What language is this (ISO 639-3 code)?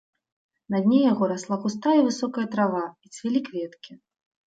bel